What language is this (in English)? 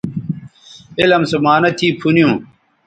Bateri